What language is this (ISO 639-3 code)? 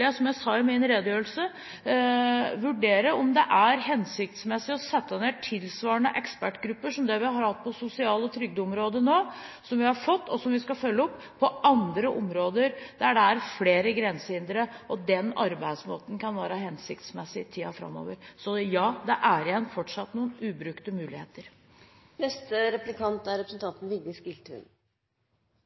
nob